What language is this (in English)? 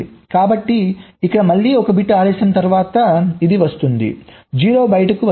Telugu